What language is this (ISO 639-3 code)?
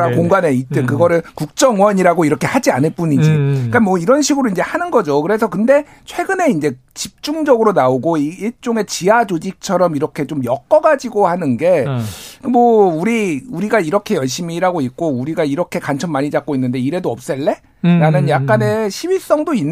kor